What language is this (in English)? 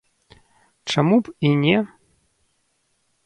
Belarusian